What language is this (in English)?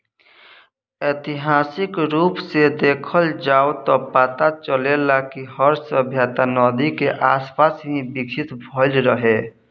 Bhojpuri